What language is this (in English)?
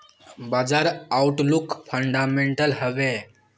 Magahi